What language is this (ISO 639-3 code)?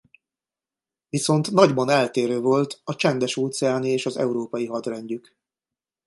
hun